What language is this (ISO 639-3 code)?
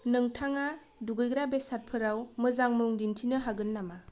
brx